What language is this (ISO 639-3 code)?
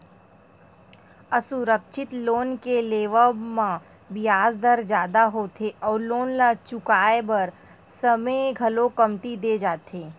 hne